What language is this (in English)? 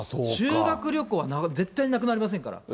Japanese